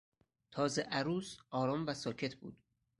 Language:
Persian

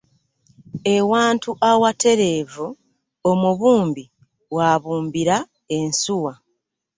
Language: Ganda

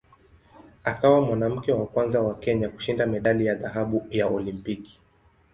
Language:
Swahili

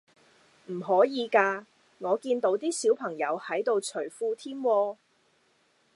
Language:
Cantonese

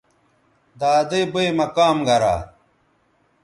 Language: Bateri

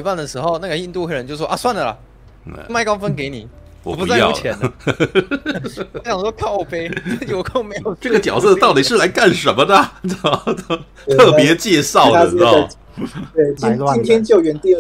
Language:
Chinese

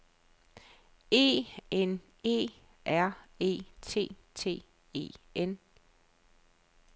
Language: Danish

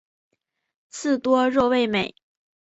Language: Chinese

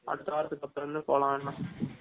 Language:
Tamil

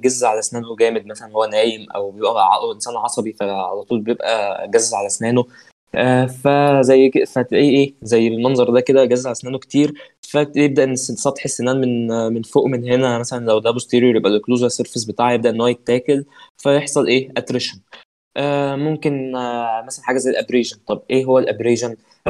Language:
Arabic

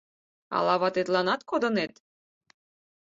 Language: Mari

